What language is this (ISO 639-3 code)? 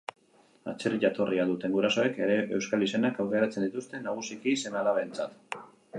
eus